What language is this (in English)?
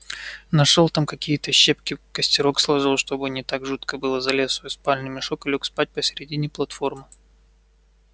Russian